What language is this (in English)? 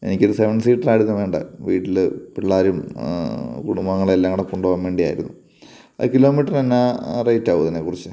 Malayalam